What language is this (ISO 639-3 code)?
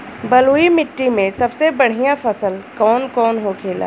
bho